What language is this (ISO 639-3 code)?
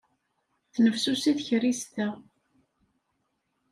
kab